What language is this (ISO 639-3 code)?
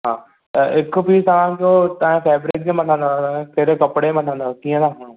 snd